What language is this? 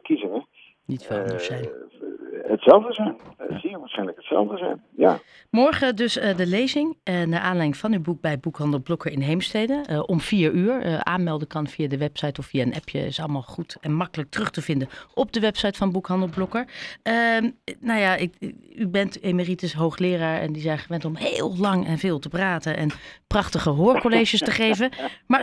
Dutch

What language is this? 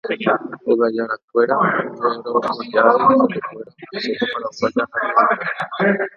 Guarani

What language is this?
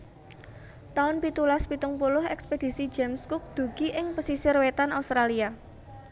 Javanese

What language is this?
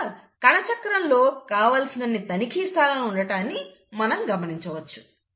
Telugu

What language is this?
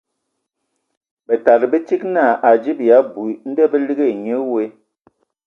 Ewondo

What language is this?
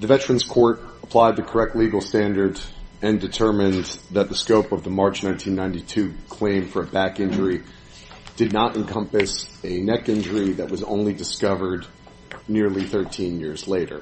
English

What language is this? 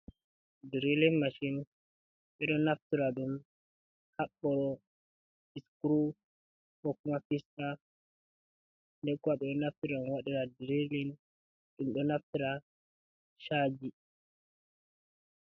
Fula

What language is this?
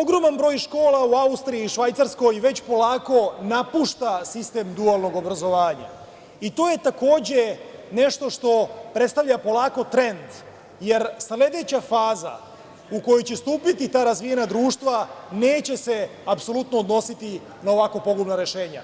Serbian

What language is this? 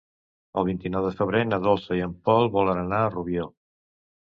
Catalan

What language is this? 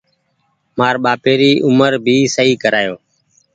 Goaria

